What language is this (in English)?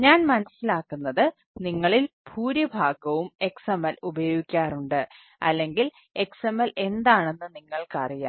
Malayalam